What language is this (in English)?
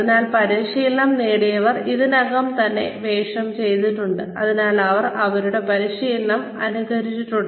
Malayalam